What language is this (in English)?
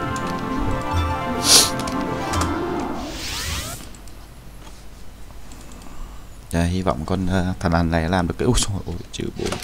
Vietnamese